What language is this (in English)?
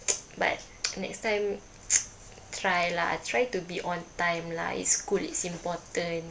English